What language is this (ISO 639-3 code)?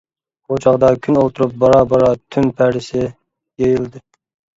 uig